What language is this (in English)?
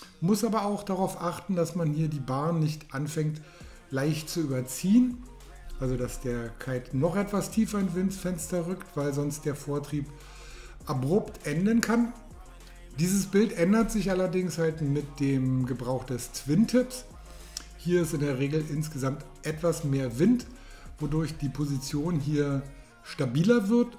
German